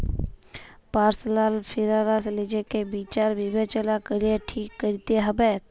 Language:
Bangla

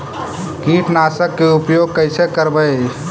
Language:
Magahi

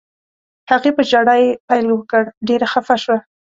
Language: Pashto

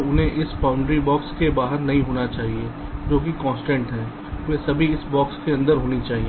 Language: Hindi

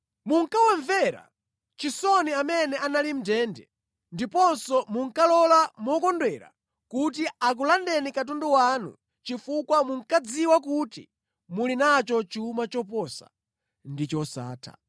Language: Nyanja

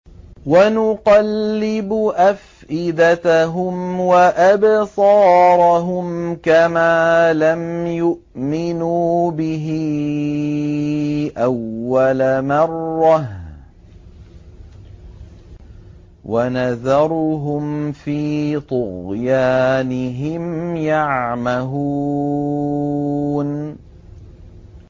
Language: Arabic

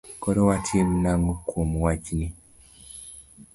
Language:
Luo (Kenya and Tanzania)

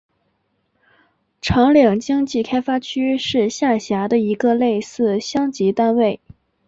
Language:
Chinese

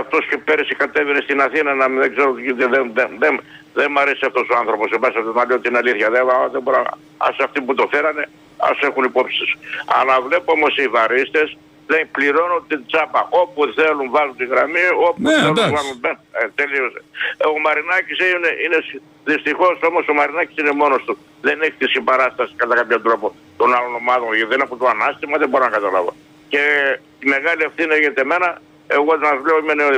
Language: Greek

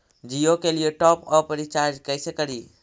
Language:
Magahi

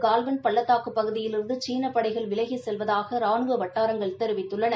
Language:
Tamil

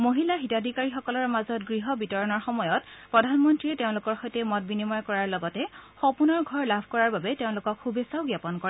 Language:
Assamese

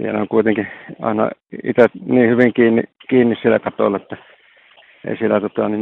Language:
Finnish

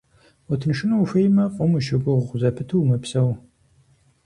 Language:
Kabardian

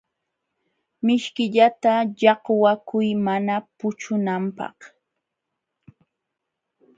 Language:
Jauja Wanca Quechua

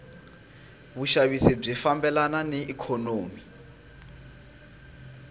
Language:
Tsonga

